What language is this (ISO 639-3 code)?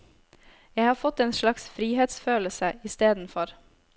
nor